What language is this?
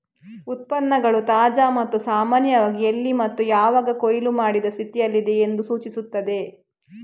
Kannada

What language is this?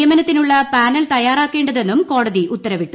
Malayalam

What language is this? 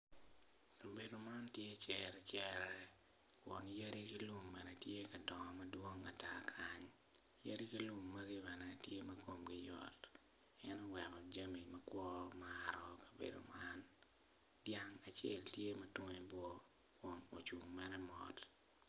Acoli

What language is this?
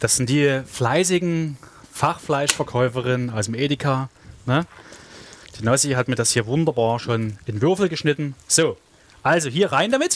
German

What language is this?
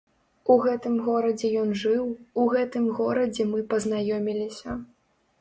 Belarusian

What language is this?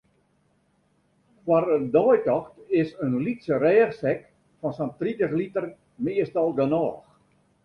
Western Frisian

